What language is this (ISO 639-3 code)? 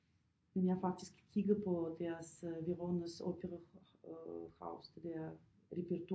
dan